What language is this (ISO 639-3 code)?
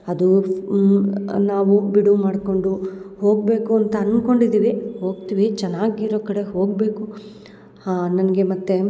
kan